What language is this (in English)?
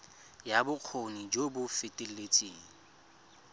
Tswana